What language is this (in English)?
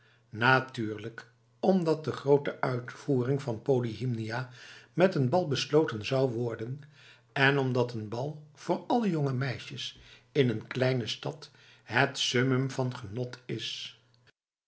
Dutch